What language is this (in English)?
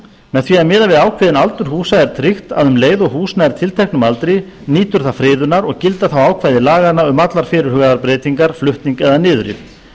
Icelandic